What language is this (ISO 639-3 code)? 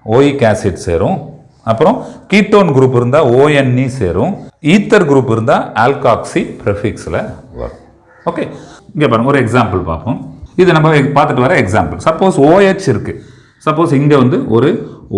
tam